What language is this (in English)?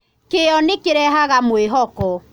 Kikuyu